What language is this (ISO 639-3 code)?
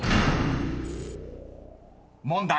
jpn